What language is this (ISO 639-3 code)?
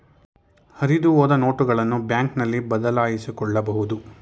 kan